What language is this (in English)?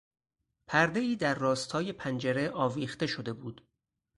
Persian